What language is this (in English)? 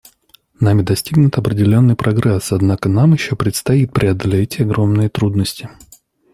Russian